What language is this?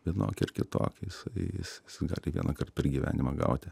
Lithuanian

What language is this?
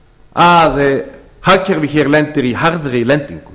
Icelandic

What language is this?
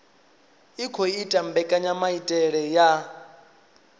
Venda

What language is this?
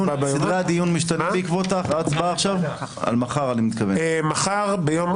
Hebrew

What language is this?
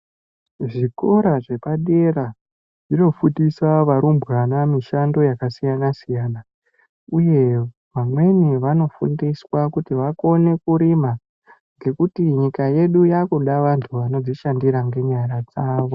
Ndau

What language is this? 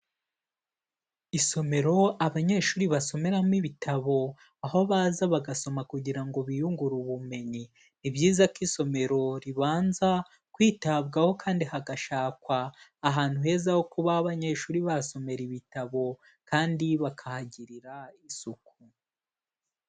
Kinyarwanda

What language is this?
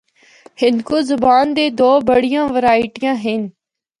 Northern Hindko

